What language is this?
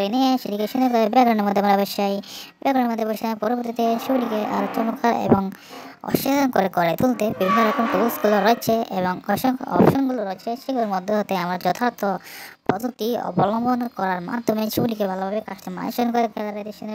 Turkish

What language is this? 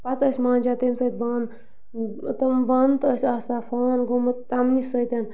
Kashmiri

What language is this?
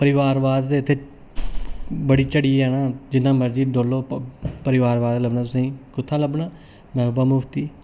Dogri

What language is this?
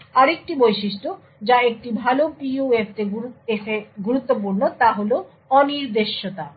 Bangla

